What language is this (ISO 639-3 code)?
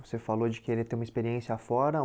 por